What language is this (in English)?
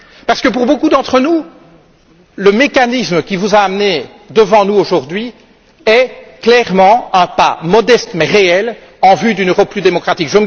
French